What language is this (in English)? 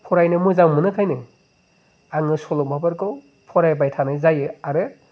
Bodo